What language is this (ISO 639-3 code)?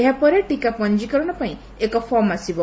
ori